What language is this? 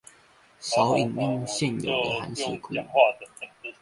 Chinese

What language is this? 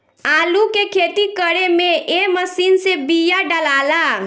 Bhojpuri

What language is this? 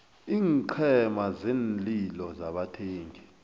South Ndebele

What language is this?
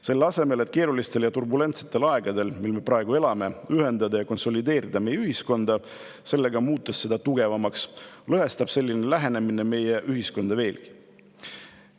Estonian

